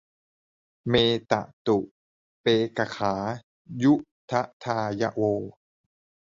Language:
Thai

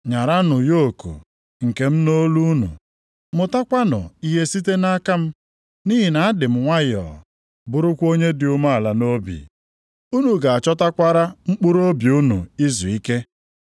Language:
Igbo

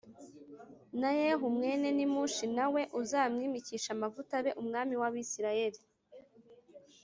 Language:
Kinyarwanda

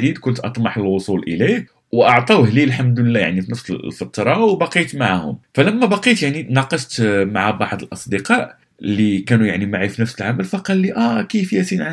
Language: Arabic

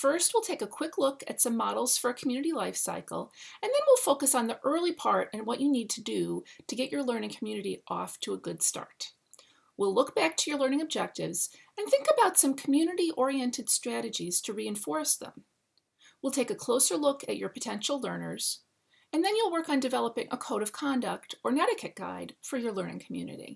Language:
English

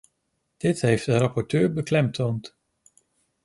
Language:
Dutch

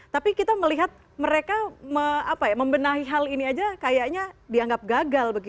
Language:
Indonesian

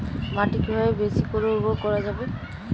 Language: Bangla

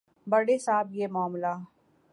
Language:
Urdu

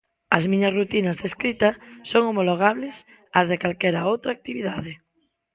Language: Galician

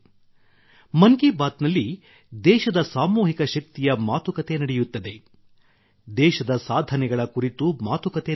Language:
Kannada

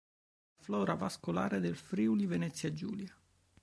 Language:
Italian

